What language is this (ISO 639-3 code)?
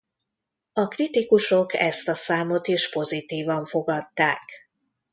hun